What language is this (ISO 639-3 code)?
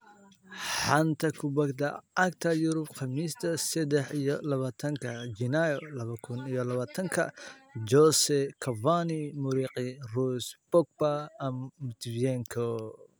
som